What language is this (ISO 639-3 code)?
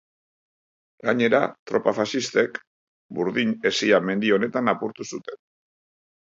eus